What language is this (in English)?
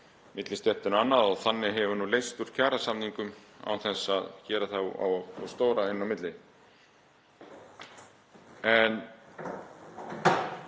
Icelandic